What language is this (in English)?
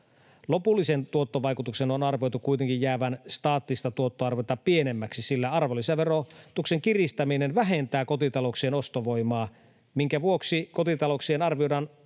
Finnish